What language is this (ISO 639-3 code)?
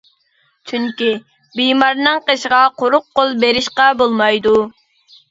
uig